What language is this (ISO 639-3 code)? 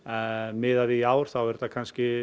isl